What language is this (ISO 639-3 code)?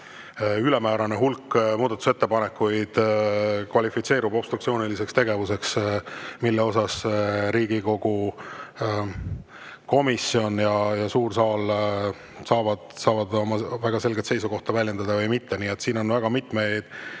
est